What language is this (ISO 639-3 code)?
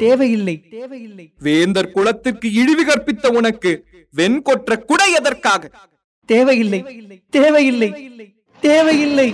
tam